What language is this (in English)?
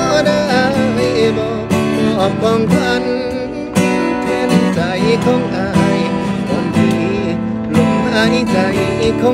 Thai